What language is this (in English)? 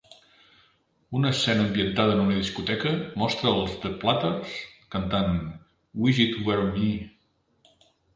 Catalan